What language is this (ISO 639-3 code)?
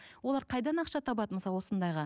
kaz